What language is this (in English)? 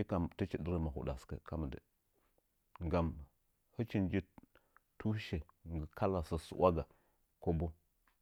Nzanyi